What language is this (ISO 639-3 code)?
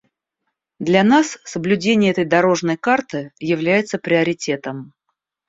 rus